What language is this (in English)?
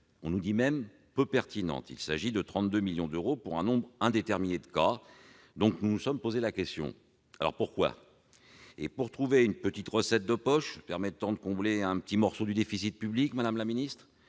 French